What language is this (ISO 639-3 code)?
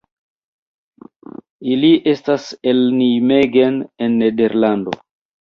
epo